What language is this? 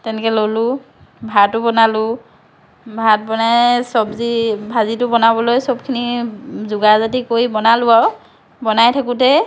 Assamese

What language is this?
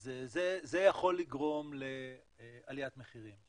Hebrew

